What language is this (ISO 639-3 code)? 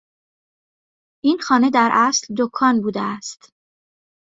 fas